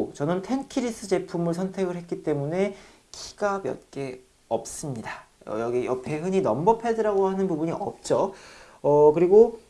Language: Korean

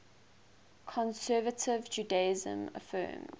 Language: English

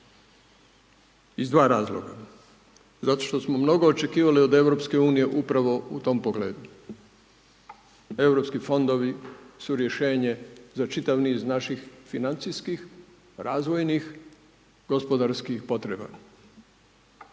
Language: Croatian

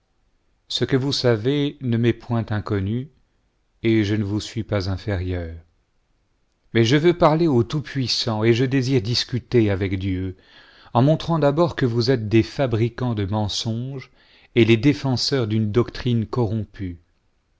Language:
French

